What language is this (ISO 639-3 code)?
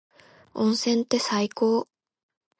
jpn